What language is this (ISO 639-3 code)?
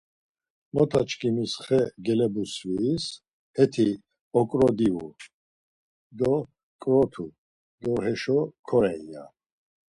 lzz